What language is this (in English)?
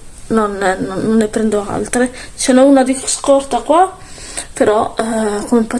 Italian